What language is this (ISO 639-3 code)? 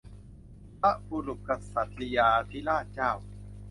tha